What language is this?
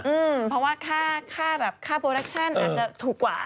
Thai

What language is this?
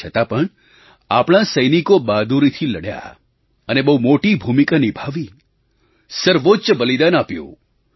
Gujarati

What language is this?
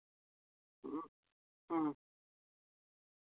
Santali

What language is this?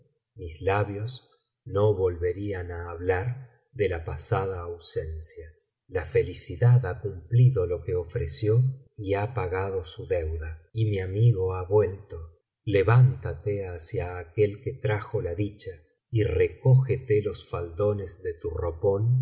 Spanish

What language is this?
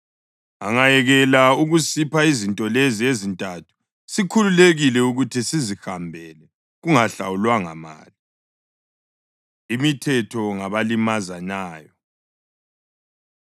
North Ndebele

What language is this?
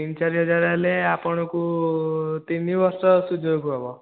Odia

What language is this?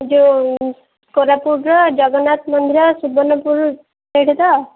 Odia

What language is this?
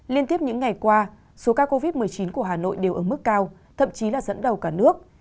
Vietnamese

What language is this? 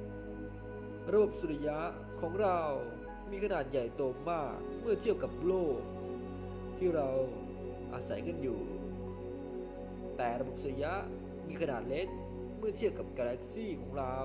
Thai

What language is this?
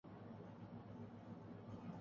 Urdu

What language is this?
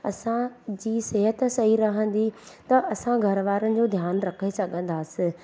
Sindhi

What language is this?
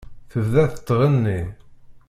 Kabyle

